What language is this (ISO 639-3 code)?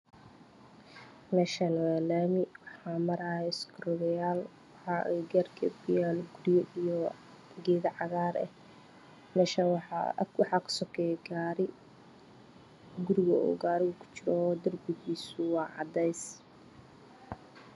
som